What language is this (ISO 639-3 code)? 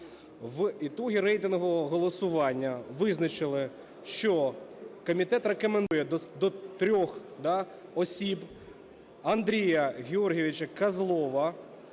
ukr